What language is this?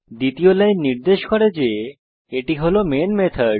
Bangla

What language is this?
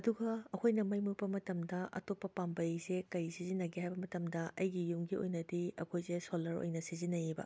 Manipuri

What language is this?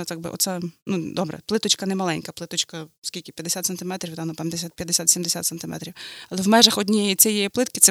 Ukrainian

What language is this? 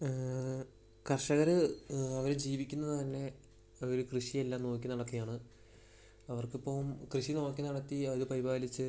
Malayalam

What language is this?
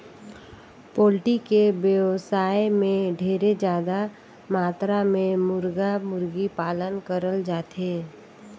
Chhattisgarhi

